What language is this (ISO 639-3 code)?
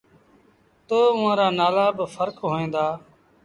sbn